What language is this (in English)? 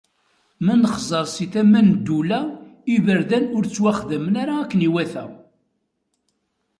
Kabyle